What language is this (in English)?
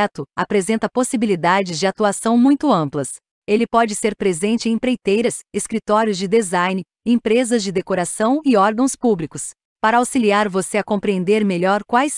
Portuguese